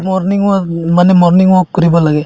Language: Assamese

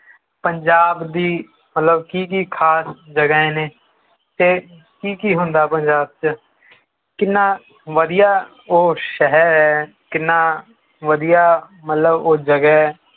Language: Punjabi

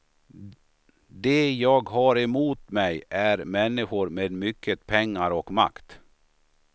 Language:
Swedish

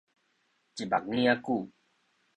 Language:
Min Nan Chinese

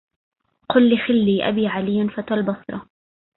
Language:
Arabic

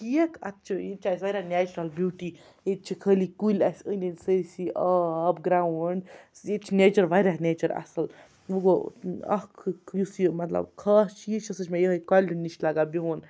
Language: Kashmiri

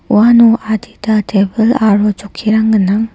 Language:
Garo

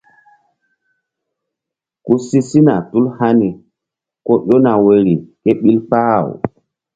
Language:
Mbum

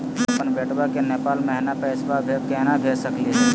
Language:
Magahi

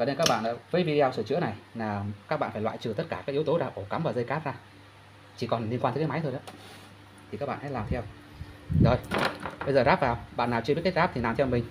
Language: Vietnamese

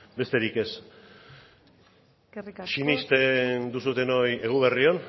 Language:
Basque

